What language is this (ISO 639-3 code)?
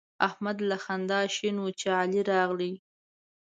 pus